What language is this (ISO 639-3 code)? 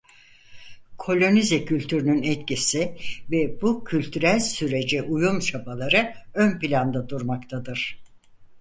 tur